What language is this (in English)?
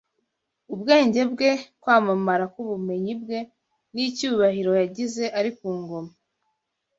Kinyarwanda